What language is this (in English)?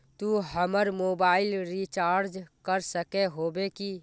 Magahi